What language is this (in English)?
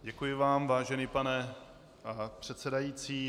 Czech